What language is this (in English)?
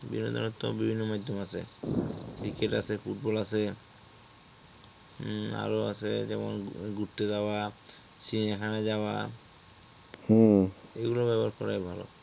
Bangla